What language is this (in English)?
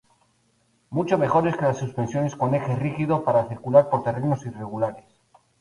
Spanish